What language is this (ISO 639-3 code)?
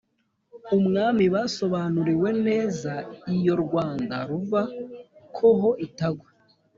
kin